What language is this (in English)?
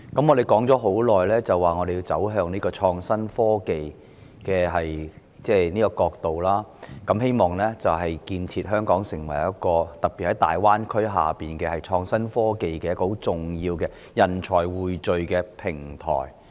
Cantonese